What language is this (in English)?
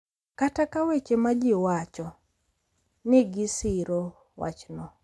Luo (Kenya and Tanzania)